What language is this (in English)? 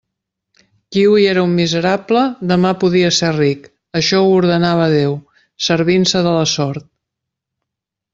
Catalan